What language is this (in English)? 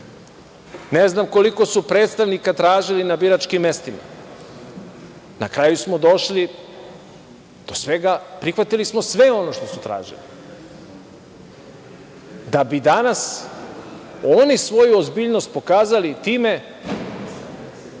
Serbian